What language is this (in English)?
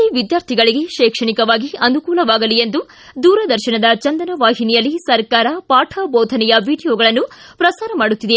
Kannada